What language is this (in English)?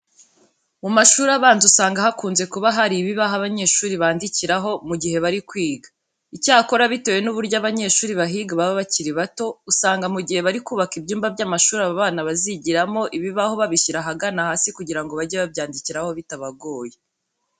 Kinyarwanda